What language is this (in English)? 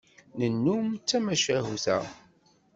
Kabyle